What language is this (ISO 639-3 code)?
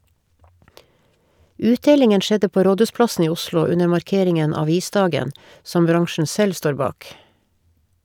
nor